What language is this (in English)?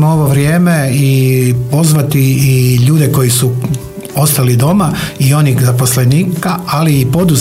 Croatian